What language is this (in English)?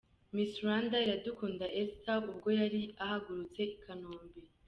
Kinyarwanda